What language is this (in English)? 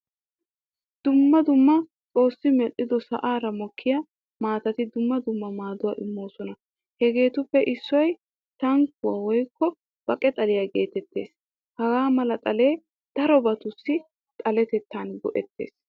Wolaytta